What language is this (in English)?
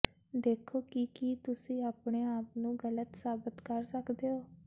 Punjabi